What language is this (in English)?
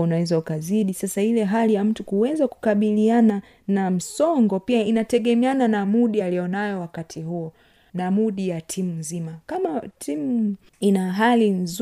Swahili